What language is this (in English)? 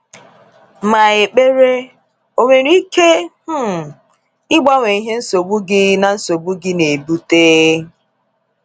Igbo